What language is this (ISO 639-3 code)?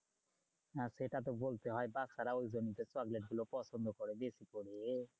ben